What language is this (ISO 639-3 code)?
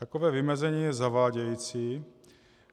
ces